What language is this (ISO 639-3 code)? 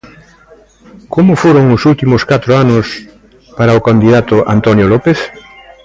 glg